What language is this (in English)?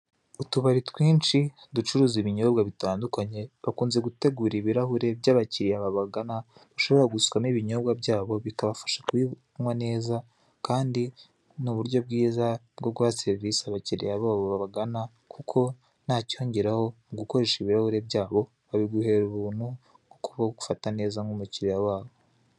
Kinyarwanda